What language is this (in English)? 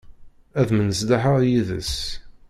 Kabyle